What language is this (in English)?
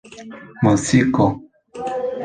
Esperanto